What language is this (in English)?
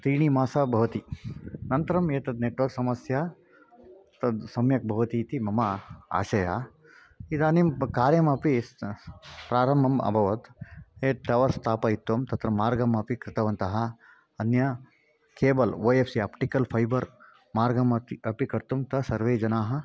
Sanskrit